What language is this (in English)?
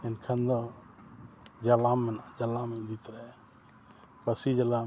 Santali